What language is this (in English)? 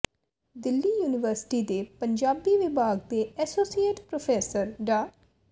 Punjabi